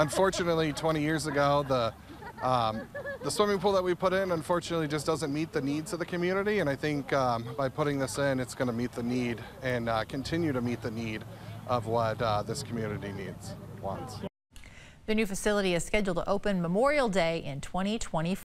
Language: English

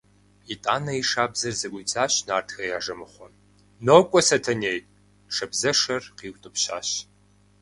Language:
Kabardian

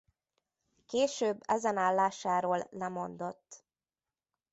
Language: Hungarian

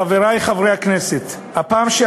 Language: Hebrew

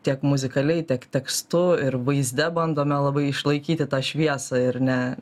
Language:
Lithuanian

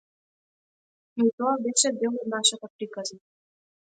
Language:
Macedonian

